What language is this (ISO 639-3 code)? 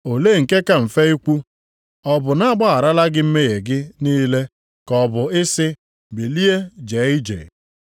ibo